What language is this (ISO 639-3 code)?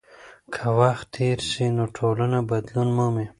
pus